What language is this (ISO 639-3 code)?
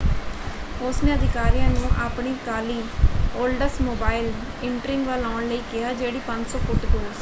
pan